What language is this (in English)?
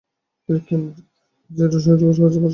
Bangla